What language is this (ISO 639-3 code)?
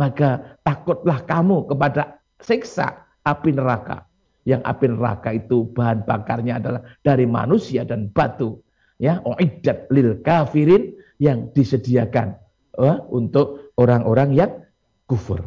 ind